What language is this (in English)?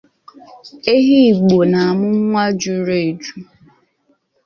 Igbo